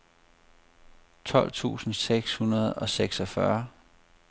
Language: Danish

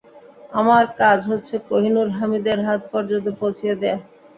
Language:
Bangla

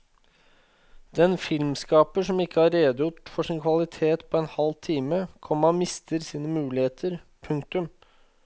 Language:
Norwegian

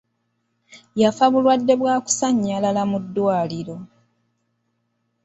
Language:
Ganda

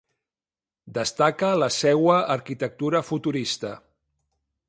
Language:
Catalan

